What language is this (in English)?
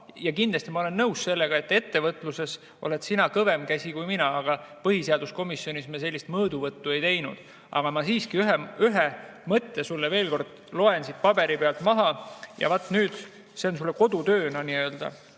Estonian